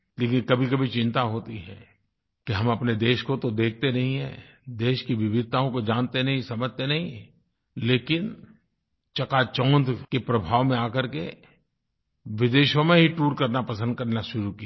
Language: Hindi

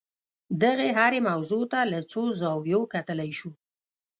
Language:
Pashto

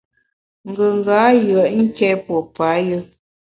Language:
Bamun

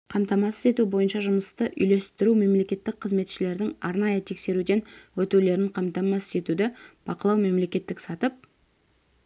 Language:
Kazakh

